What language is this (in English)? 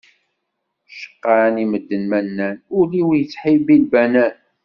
Kabyle